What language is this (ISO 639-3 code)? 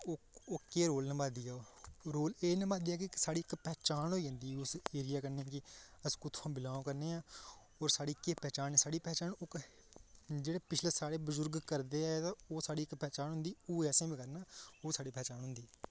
doi